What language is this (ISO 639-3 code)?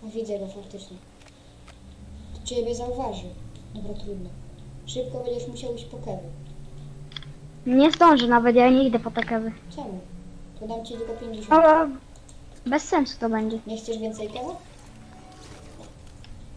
pol